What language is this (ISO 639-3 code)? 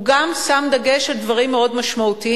heb